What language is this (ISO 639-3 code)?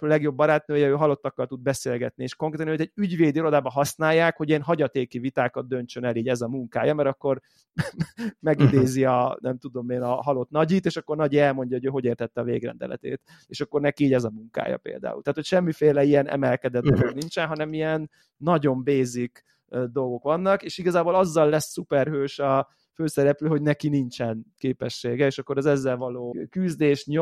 hun